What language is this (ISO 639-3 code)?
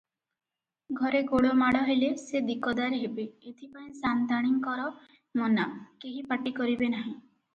ori